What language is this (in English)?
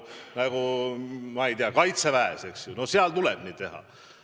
Estonian